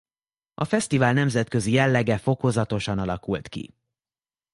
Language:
Hungarian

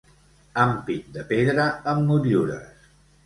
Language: Catalan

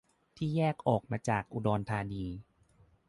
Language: Thai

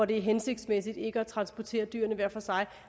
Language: Danish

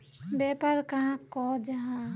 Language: Magahi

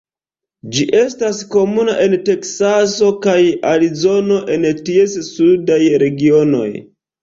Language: Esperanto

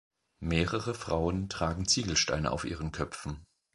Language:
German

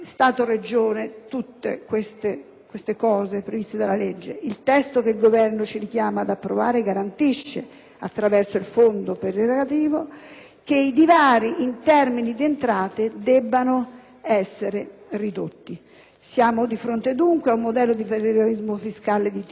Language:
Italian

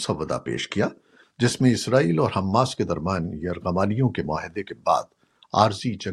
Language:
Urdu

